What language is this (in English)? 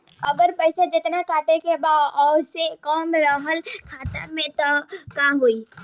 Bhojpuri